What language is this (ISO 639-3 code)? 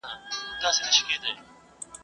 pus